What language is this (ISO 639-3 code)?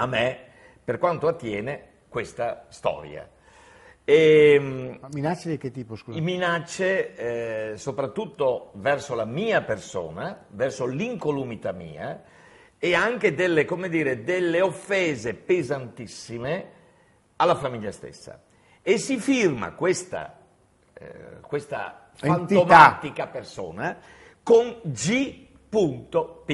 ita